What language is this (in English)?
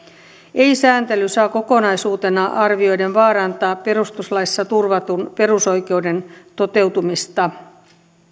Finnish